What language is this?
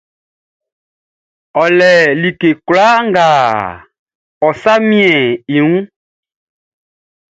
Baoulé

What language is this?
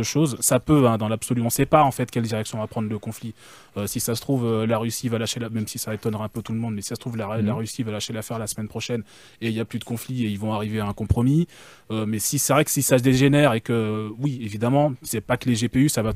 French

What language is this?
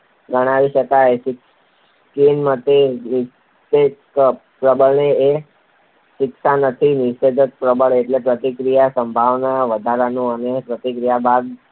Gujarati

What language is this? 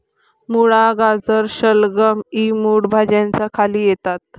Marathi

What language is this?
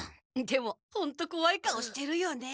Japanese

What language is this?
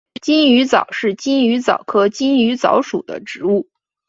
Chinese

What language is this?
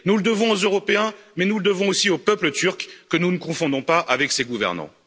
French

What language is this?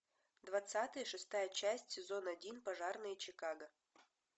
Russian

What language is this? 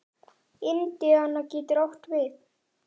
Icelandic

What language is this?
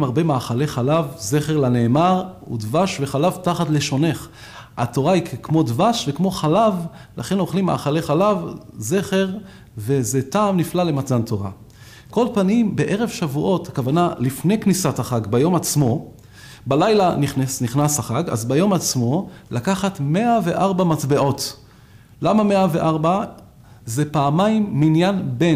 Hebrew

